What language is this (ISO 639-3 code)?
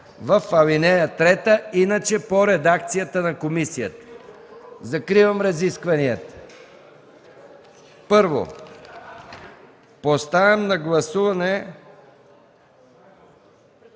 bul